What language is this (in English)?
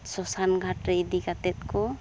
Santali